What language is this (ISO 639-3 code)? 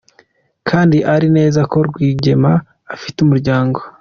kin